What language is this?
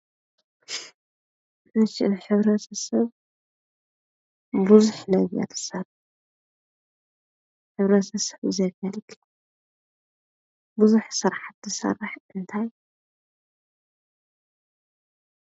Tigrinya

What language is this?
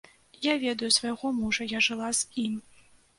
Belarusian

